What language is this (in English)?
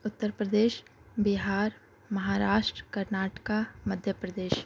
Urdu